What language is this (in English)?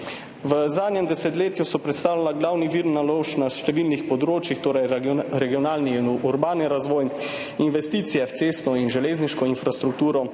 Slovenian